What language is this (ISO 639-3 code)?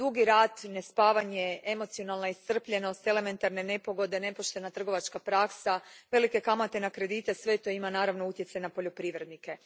hrv